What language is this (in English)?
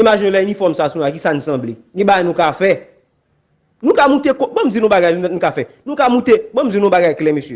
French